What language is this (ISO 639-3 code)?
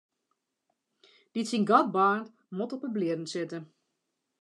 fry